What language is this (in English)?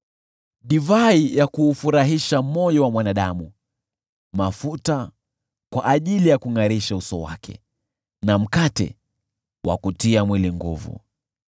Swahili